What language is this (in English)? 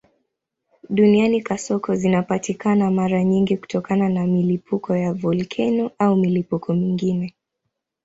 Swahili